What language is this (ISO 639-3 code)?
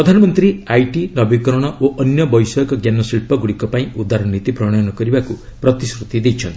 ori